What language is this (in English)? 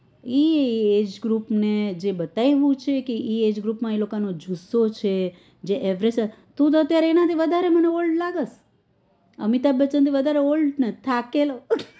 Gujarati